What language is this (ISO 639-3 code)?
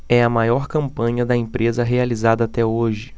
por